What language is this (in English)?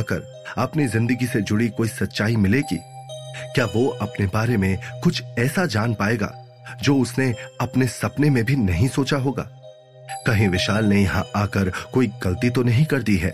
Hindi